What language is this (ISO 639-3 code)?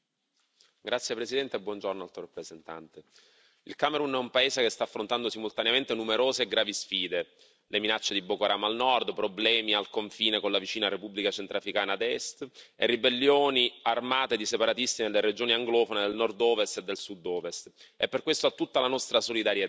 ita